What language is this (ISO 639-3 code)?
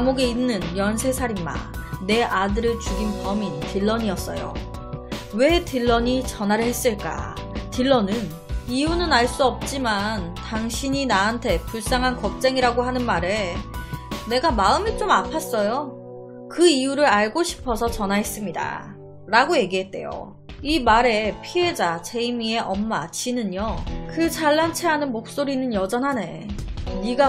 kor